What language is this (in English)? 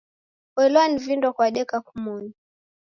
Taita